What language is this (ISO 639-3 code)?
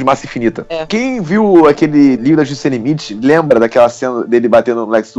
por